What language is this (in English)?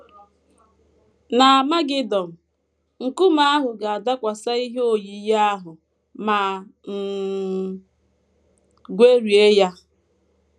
Igbo